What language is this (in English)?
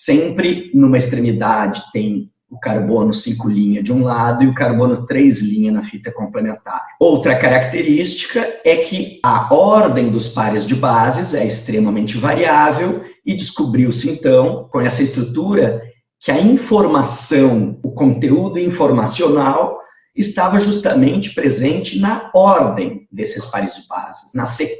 Portuguese